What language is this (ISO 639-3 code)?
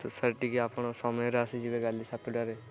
ori